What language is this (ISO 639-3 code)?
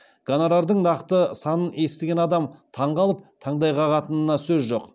kaz